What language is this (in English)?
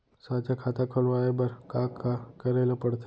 Chhattisgarhi